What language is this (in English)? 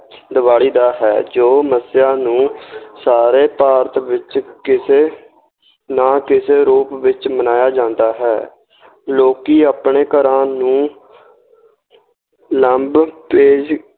Punjabi